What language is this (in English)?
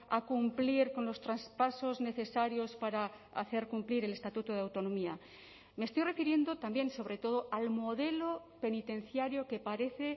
Spanish